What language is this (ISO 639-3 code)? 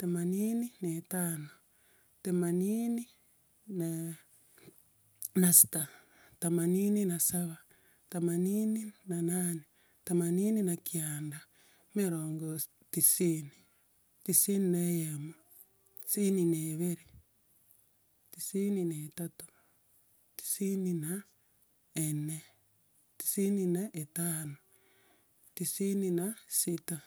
guz